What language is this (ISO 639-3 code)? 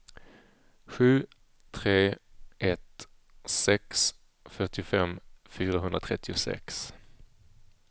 swe